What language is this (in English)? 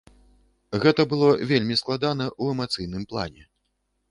Belarusian